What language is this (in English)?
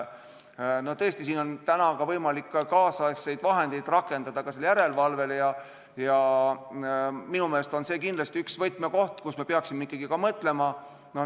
Estonian